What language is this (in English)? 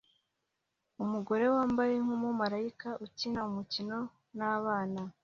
Kinyarwanda